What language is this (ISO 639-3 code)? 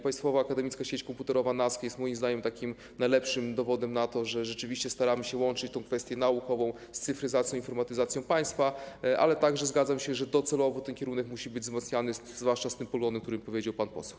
pol